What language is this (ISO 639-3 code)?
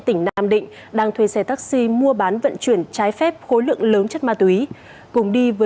vie